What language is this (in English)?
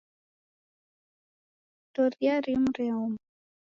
Taita